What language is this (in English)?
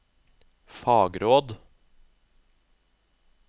Norwegian